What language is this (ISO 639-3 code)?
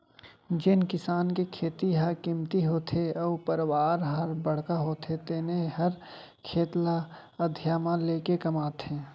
hne